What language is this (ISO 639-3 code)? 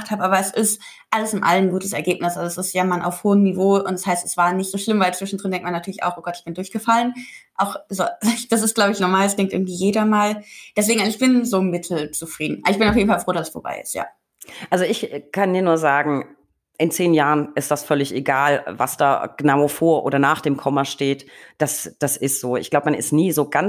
deu